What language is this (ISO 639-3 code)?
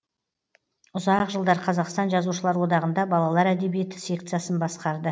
kaz